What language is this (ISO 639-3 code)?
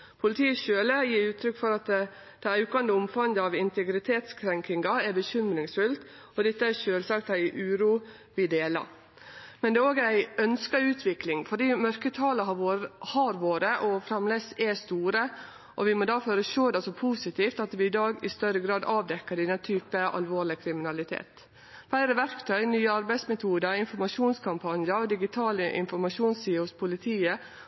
nno